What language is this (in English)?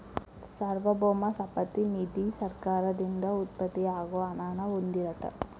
Kannada